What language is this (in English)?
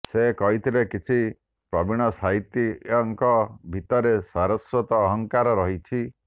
Odia